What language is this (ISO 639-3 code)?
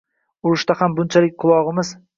uzb